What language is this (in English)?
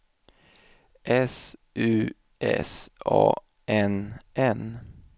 Swedish